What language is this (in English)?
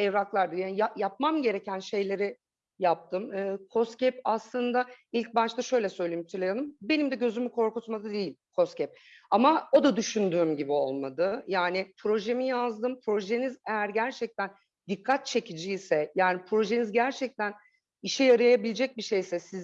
Turkish